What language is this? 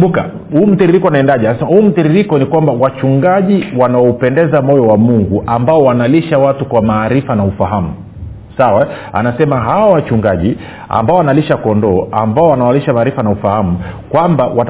Swahili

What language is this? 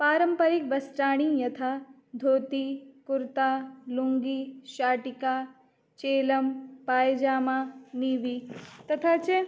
Sanskrit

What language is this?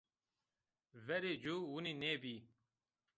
Zaza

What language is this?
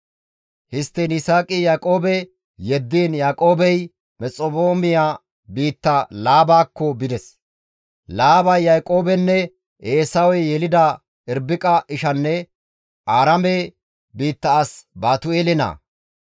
Gamo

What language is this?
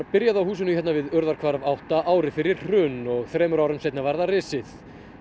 Icelandic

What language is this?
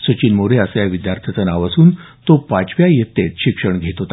Marathi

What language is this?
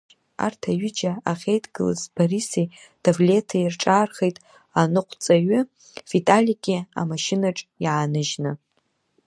Abkhazian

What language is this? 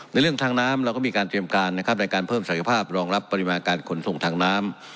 Thai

